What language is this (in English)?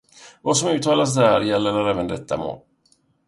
Swedish